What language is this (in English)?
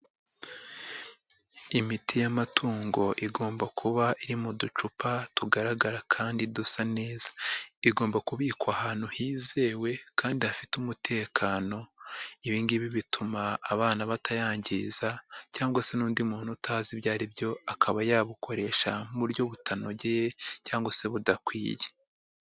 Kinyarwanda